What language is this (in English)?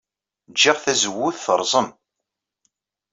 Kabyle